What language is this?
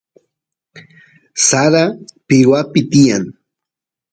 Santiago del Estero Quichua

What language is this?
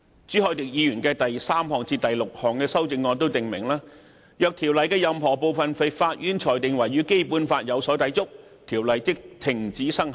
Cantonese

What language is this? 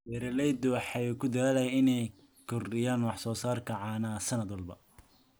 Somali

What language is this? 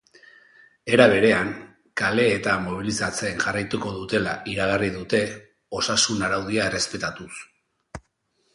Basque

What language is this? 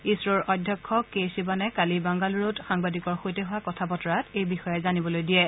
Assamese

